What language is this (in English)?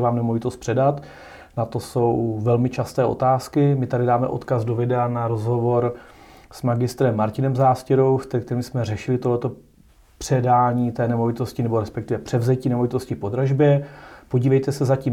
Czech